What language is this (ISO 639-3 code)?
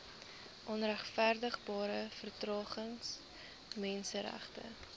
afr